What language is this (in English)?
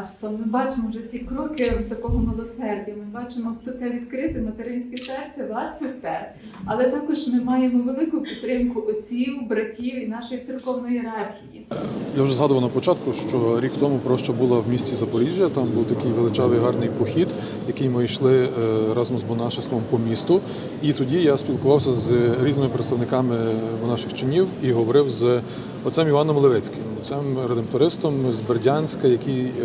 Ukrainian